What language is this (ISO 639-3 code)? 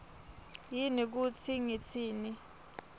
ssw